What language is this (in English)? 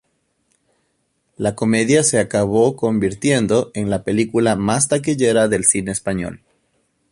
Spanish